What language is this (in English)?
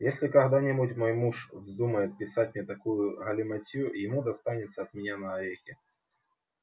Russian